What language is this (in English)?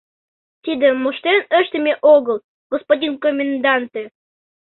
Mari